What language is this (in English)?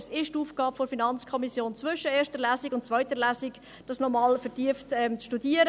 Swiss German